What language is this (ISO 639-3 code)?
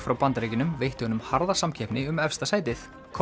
isl